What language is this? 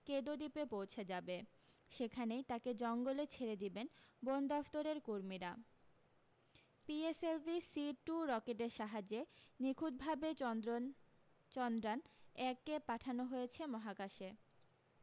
Bangla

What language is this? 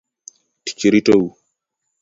Luo (Kenya and Tanzania)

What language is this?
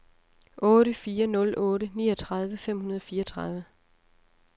Danish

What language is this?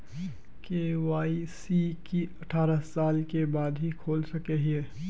Magahi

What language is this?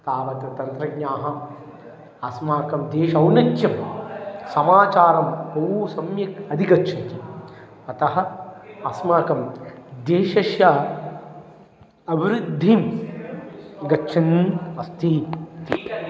Sanskrit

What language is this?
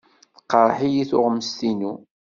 Kabyle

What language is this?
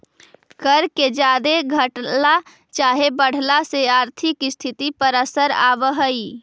Magahi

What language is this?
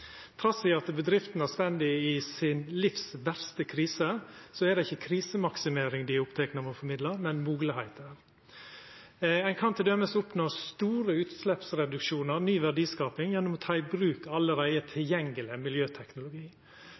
Norwegian Nynorsk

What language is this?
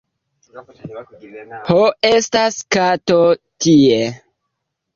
Esperanto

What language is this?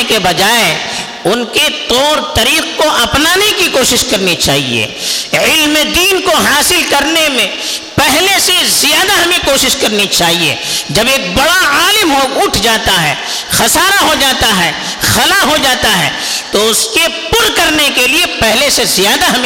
Urdu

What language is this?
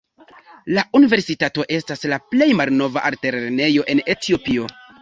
Esperanto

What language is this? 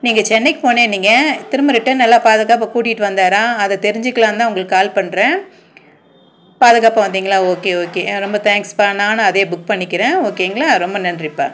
Tamil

